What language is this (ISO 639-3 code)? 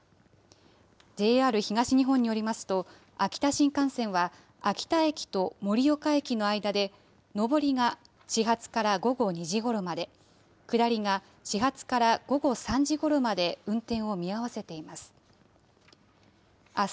jpn